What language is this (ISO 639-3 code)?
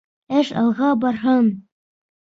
bak